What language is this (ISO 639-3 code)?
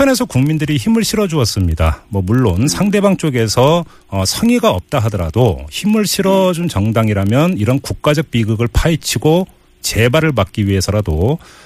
kor